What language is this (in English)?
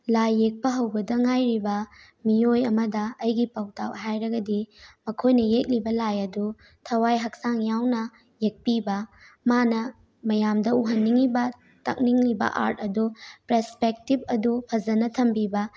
Manipuri